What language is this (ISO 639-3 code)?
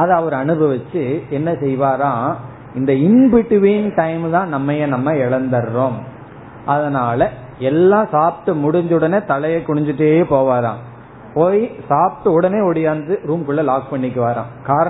tam